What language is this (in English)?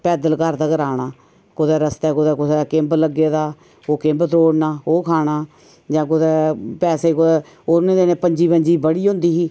Dogri